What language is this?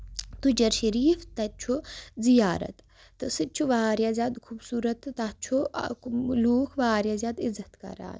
Kashmiri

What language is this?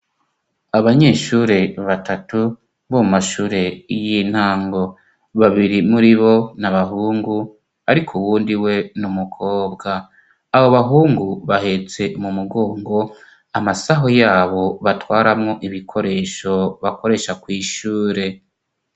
Rundi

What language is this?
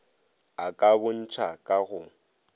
Northern Sotho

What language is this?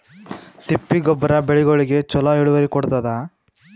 Kannada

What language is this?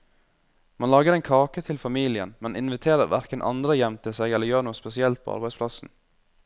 Norwegian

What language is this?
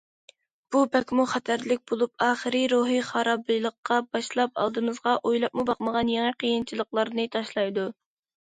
Uyghur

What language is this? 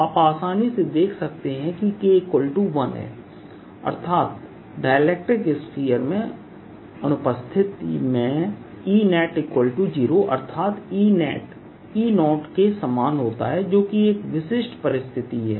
Hindi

